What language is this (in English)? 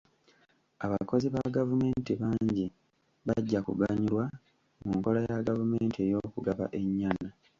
Ganda